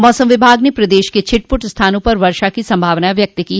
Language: Hindi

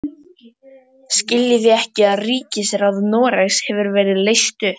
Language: Icelandic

